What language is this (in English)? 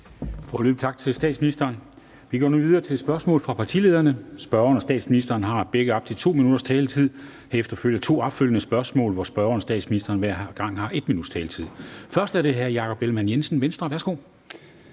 Danish